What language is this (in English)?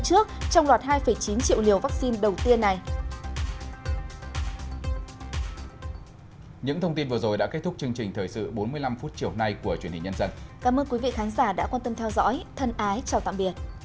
Vietnamese